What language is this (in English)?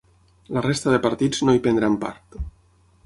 Catalan